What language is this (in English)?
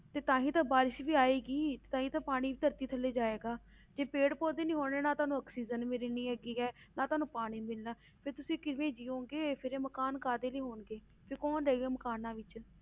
Punjabi